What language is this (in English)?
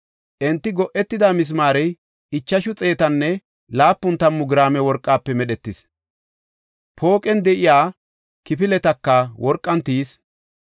Gofa